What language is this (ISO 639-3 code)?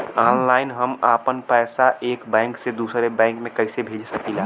bho